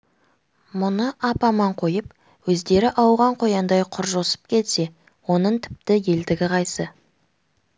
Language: Kazakh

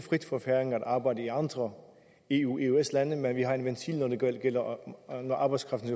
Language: Danish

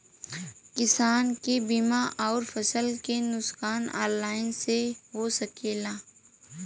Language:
Bhojpuri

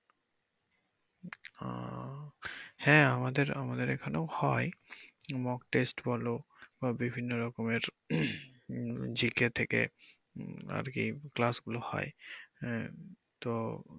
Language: Bangla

